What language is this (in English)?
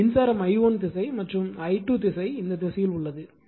Tamil